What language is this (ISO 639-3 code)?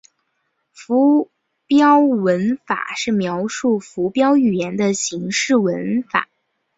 zho